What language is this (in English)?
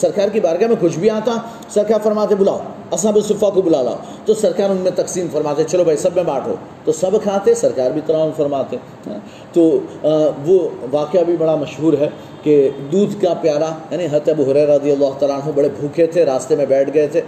Urdu